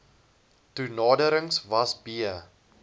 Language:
Afrikaans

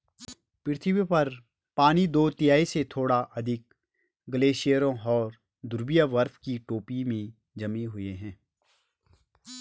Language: Hindi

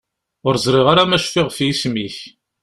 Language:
Kabyle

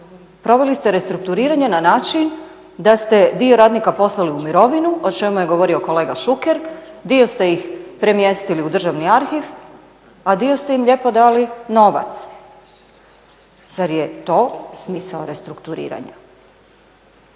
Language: Croatian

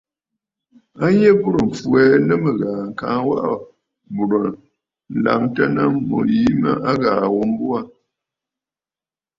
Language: Bafut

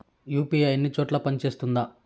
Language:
Telugu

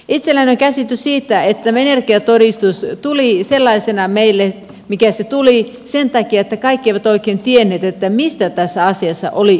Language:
Finnish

